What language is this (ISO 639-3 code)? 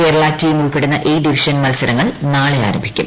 mal